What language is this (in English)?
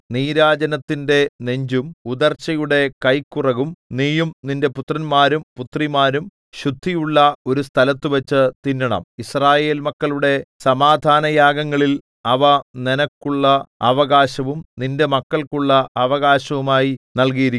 Malayalam